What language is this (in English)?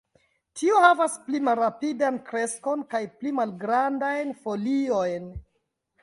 Esperanto